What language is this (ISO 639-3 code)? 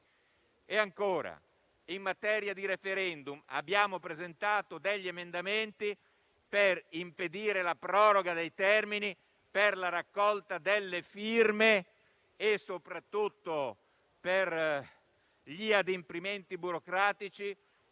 ita